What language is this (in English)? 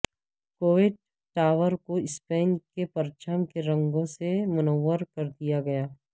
Urdu